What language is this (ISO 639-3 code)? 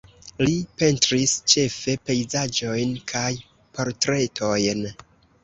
epo